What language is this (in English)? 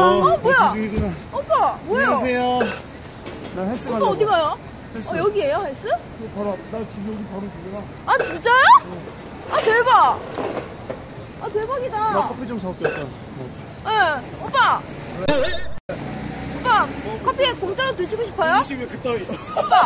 Korean